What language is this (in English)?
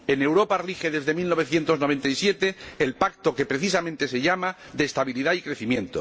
Spanish